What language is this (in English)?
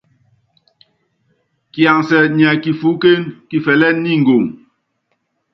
Yangben